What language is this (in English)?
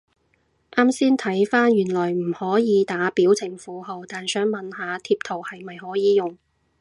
Cantonese